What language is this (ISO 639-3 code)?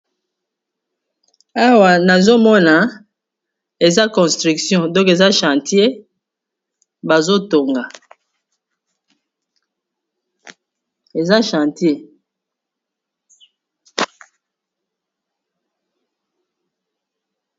lin